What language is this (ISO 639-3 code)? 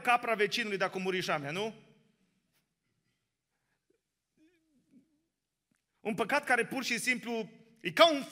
ron